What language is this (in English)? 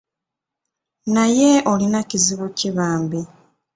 Ganda